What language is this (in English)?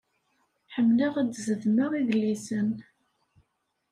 Kabyle